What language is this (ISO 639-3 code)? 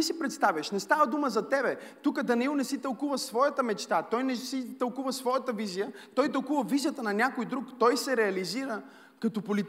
bul